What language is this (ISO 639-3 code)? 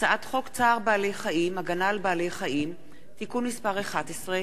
heb